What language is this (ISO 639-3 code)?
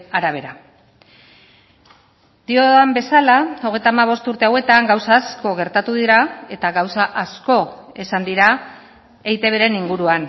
eus